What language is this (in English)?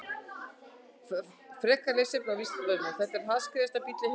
Icelandic